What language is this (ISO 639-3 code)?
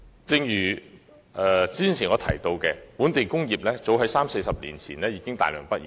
yue